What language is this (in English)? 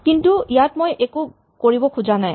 Assamese